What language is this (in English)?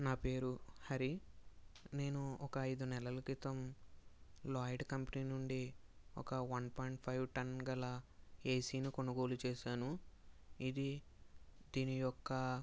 Telugu